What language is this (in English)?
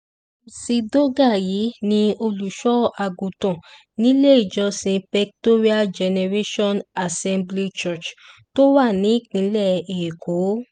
Yoruba